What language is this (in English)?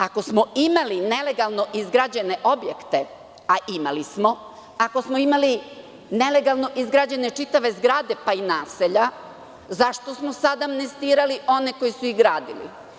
Serbian